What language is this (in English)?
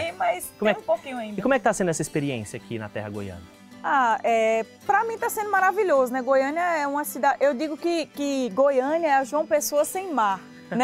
Portuguese